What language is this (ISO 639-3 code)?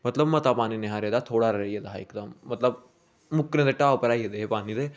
doi